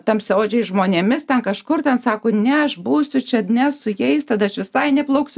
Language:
Lithuanian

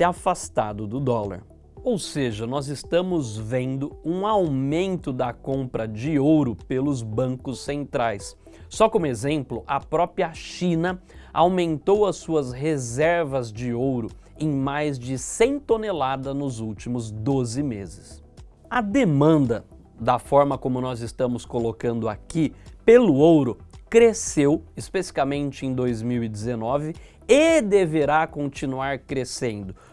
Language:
Portuguese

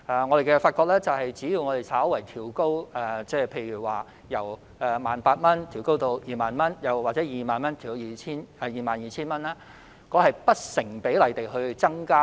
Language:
Cantonese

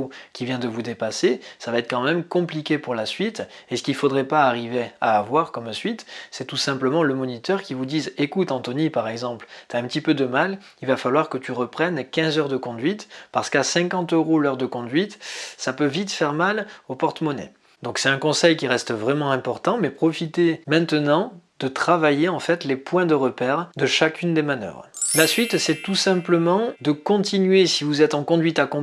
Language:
French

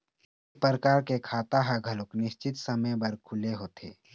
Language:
Chhattisgarhi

